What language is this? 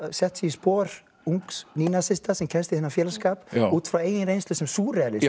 Icelandic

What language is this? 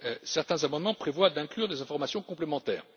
French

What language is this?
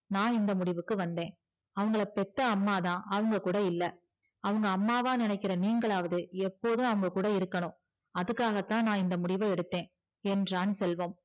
Tamil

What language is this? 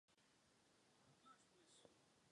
Czech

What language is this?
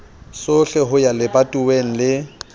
Southern Sotho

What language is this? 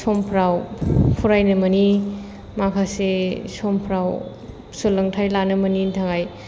Bodo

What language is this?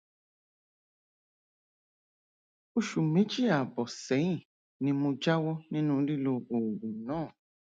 Yoruba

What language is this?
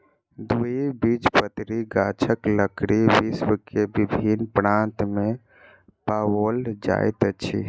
Maithili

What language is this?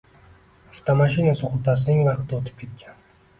Uzbek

